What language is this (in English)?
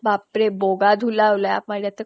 Assamese